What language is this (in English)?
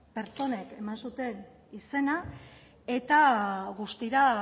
Basque